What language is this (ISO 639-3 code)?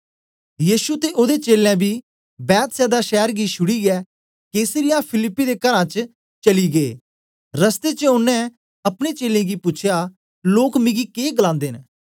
doi